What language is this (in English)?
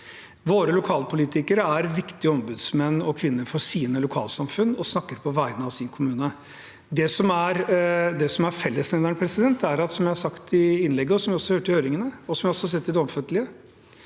Norwegian